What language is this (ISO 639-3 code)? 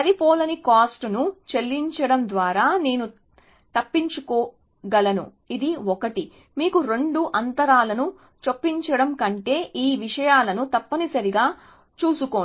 tel